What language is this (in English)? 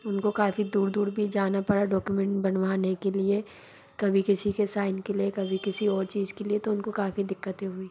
Hindi